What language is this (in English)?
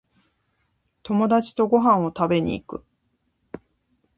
Japanese